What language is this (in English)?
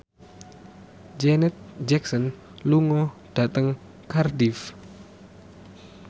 Javanese